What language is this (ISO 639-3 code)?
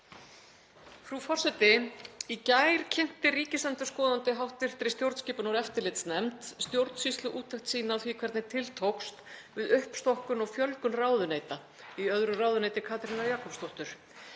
isl